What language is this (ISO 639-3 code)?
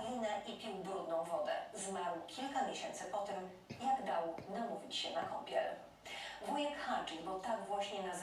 pol